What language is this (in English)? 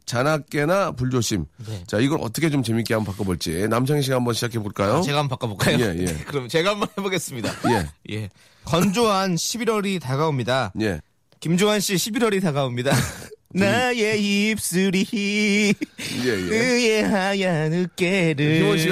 Korean